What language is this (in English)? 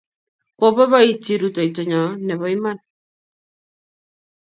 Kalenjin